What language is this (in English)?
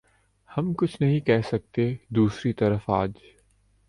Urdu